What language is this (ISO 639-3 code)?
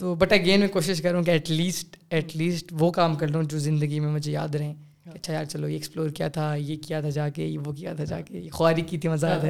urd